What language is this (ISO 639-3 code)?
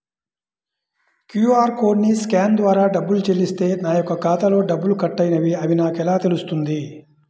tel